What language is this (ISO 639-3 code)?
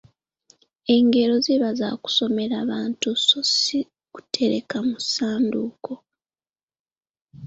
lug